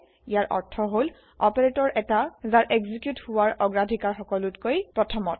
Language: Assamese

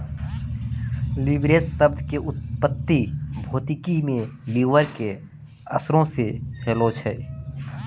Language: Maithili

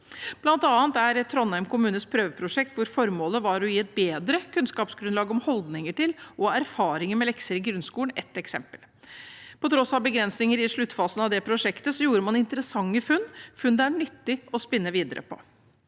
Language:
Norwegian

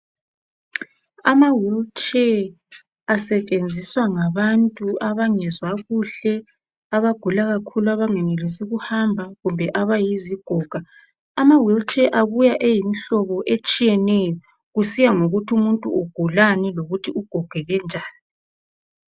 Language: North Ndebele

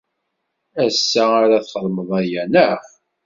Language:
Kabyle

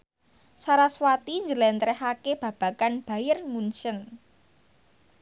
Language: Javanese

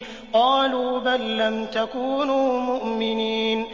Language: Arabic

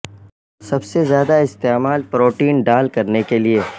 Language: Urdu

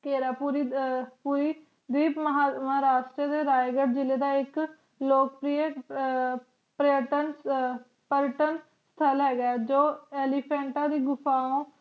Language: Punjabi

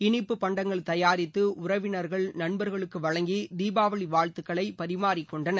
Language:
Tamil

